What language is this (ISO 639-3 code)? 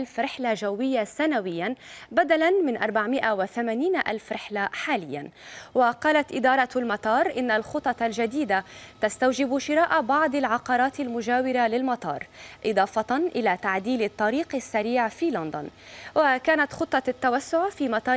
ara